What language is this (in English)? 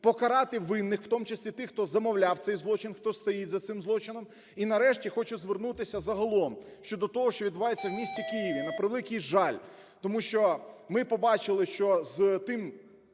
Ukrainian